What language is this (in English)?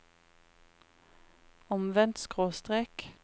Norwegian